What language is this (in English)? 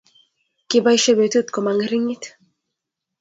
Kalenjin